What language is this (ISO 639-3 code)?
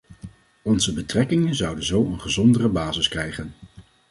nld